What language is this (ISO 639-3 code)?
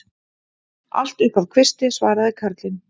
isl